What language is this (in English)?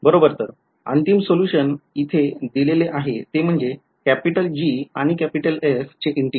Marathi